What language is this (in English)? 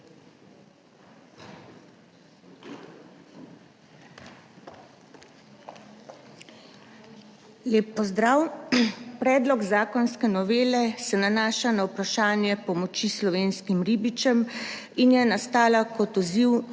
Slovenian